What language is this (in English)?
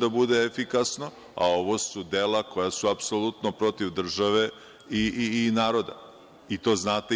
Serbian